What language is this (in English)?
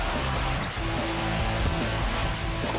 Thai